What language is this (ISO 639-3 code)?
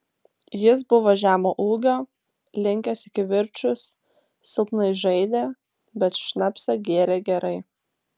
lit